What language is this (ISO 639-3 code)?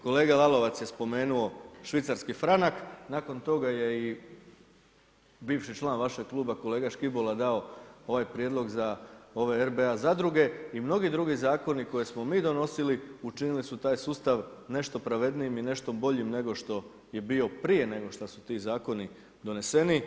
hrv